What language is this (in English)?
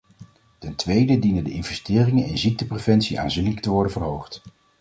Dutch